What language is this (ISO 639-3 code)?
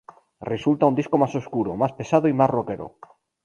spa